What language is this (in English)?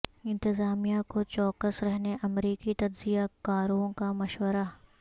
Urdu